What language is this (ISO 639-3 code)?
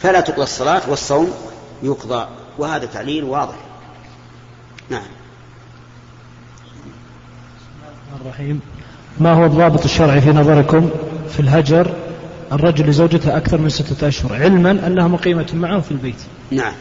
ara